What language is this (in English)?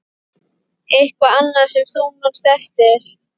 Icelandic